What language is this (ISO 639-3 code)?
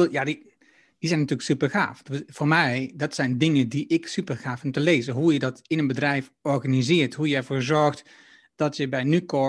nld